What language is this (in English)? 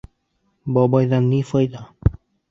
Bashkir